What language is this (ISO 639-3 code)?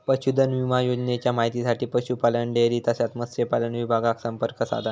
mar